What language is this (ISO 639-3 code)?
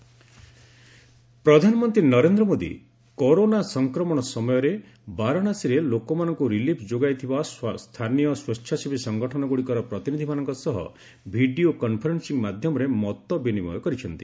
ori